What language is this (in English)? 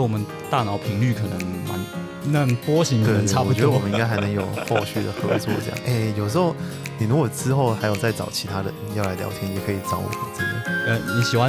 Chinese